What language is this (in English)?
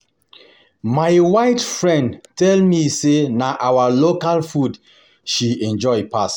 Nigerian Pidgin